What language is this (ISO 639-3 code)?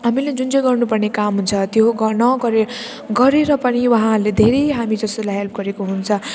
nep